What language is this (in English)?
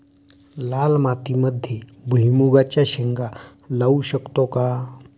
Marathi